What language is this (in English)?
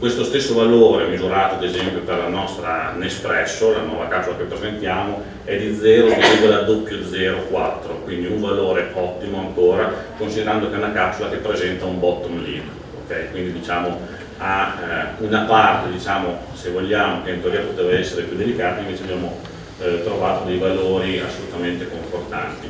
Italian